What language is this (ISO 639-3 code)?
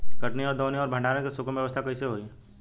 bho